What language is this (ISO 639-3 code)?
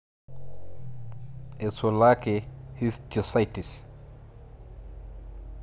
mas